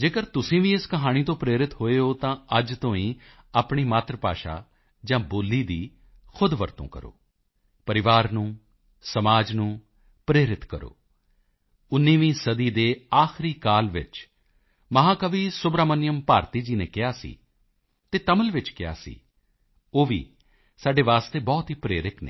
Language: Punjabi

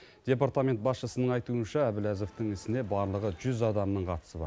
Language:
Kazakh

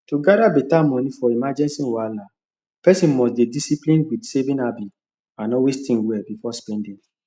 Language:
Nigerian Pidgin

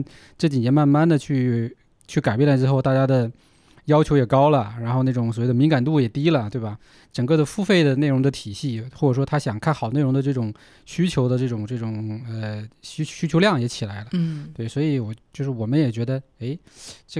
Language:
Chinese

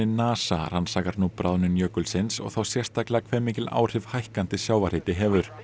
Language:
Icelandic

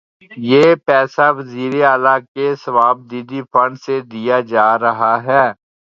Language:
Urdu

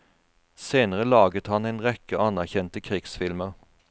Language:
Norwegian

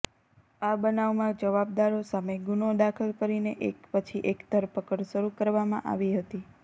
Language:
Gujarati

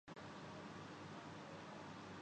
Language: Urdu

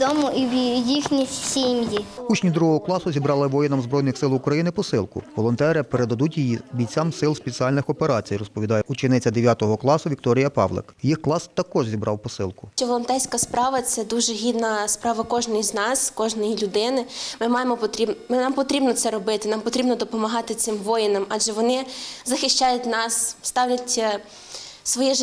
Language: Ukrainian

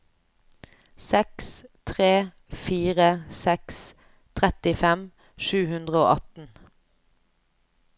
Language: Norwegian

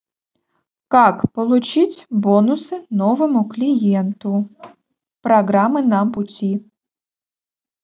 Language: Russian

